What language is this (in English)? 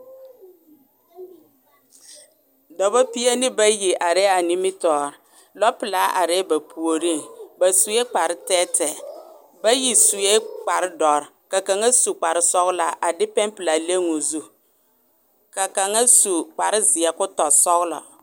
Southern Dagaare